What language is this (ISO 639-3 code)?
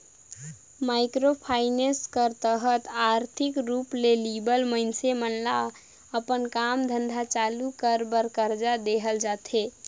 hne